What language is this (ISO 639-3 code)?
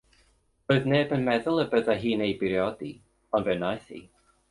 cym